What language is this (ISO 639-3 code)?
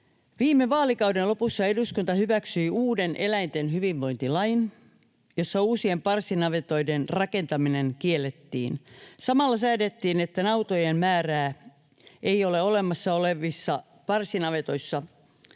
fin